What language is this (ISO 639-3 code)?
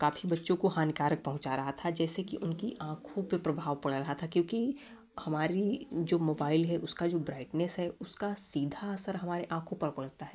hin